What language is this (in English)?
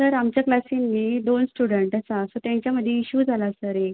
Konkani